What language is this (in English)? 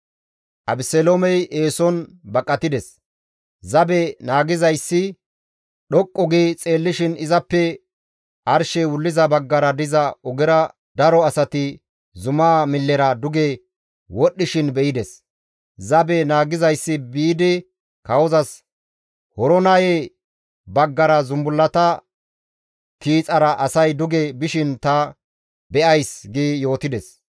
Gamo